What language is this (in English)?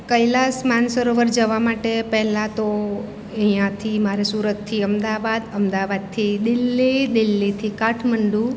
Gujarati